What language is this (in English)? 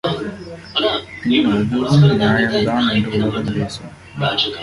Tamil